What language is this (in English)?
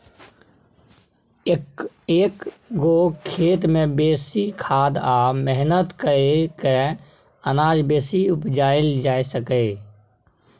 Maithili